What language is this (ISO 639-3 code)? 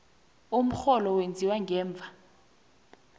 nbl